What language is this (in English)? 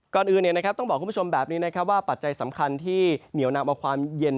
Thai